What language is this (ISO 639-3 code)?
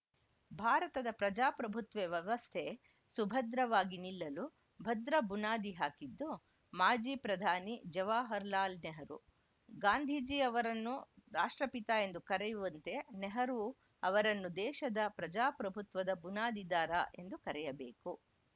kan